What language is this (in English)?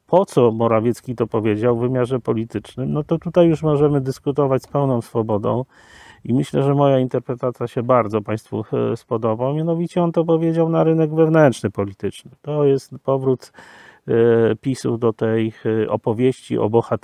Polish